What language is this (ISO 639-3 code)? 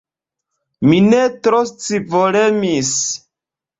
epo